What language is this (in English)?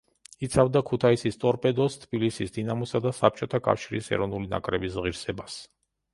Georgian